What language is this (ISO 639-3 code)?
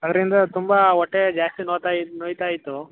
kan